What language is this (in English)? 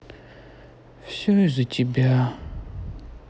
Russian